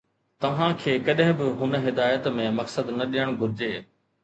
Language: Sindhi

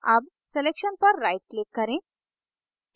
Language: Hindi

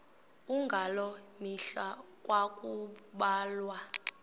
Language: Xhosa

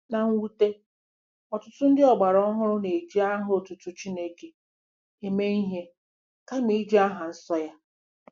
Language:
Igbo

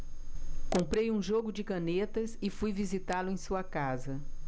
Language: Portuguese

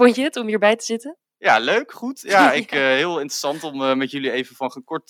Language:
Dutch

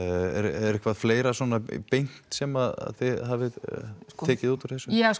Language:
Icelandic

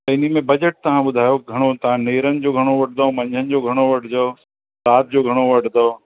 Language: Sindhi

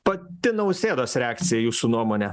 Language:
Lithuanian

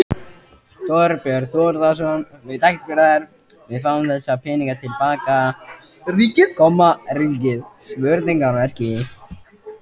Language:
Icelandic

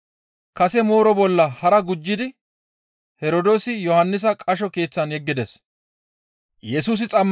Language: Gamo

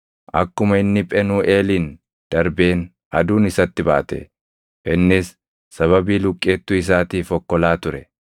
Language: Oromo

